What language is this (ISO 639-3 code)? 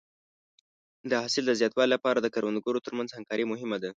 pus